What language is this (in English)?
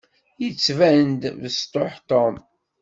Kabyle